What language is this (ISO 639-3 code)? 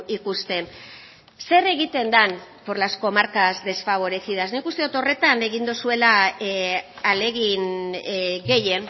eus